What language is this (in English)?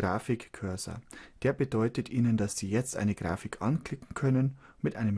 German